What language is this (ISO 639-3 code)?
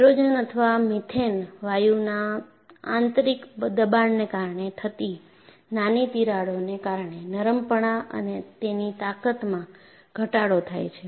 guj